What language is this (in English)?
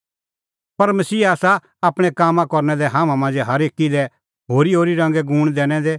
Kullu Pahari